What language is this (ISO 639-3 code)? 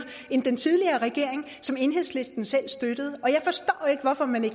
dan